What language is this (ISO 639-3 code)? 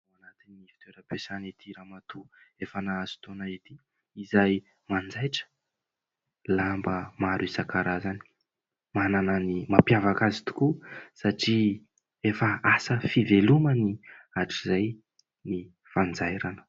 mlg